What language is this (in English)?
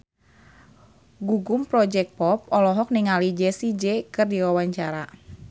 Sundanese